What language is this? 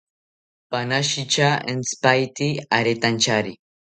South Ucayali Ashéninka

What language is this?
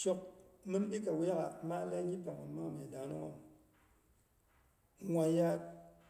Boghom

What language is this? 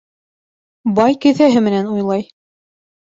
Bashkir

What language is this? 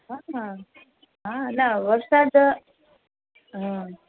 Gujarati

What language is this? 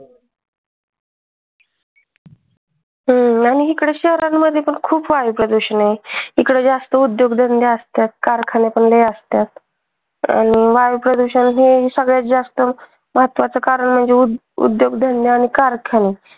Marathi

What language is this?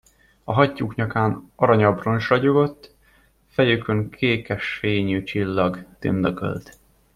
Hungarian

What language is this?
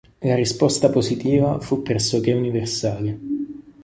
Italian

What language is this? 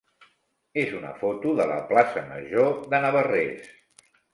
Catalan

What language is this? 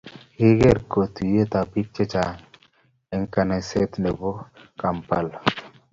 Kalenjin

